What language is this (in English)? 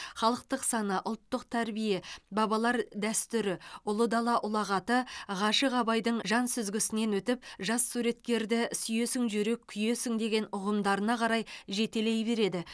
Kazakh